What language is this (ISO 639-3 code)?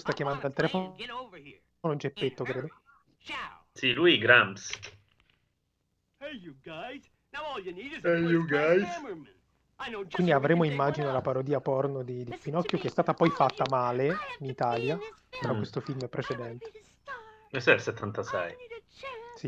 ita